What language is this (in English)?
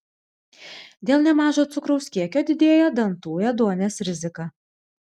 Lithuanian